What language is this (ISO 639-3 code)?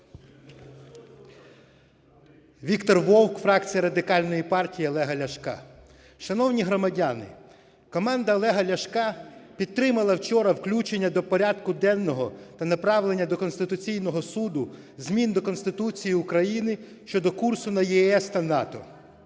ukr